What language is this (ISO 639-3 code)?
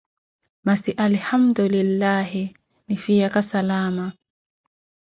eko